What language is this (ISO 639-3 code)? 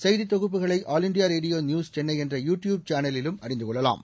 tam